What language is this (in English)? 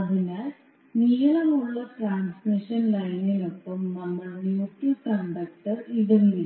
Malayalam